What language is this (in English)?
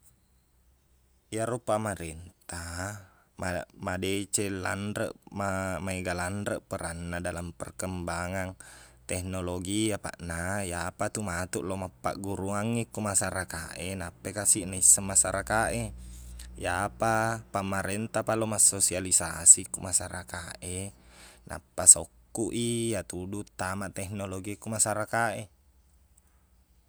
Buginese